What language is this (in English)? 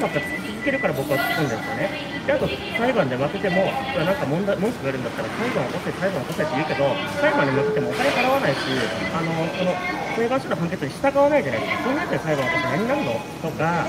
Japanese